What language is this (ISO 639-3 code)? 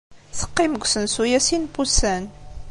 kab